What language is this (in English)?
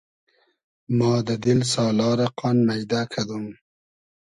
Hazaragi